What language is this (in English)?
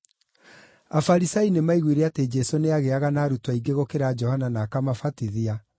Kikuyu